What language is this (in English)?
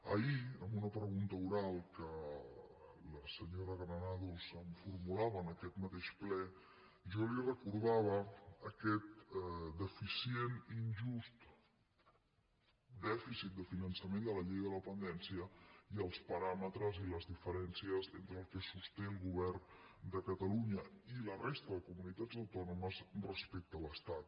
Catalan